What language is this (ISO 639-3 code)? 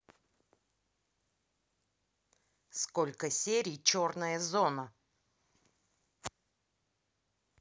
rus